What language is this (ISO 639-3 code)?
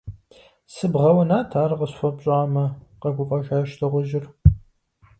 kbd